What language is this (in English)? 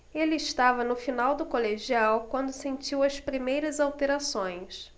Portuguese